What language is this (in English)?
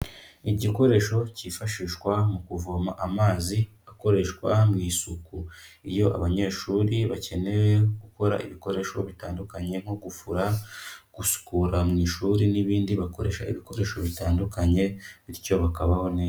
Kinyarwanda